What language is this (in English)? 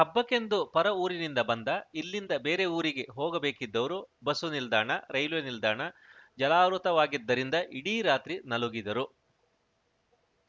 Kannada